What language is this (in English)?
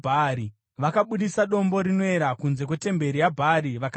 Shona